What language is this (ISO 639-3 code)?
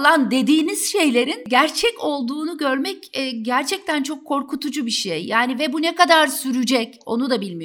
tur